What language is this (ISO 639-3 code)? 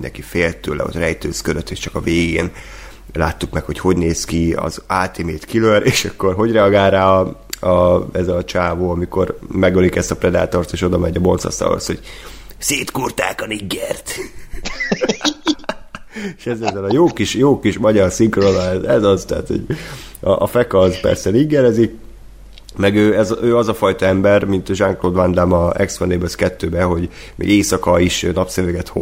hun